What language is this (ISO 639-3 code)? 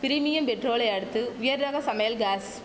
tam